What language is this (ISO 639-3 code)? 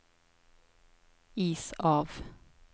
nor